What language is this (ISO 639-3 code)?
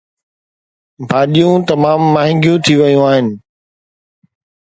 snd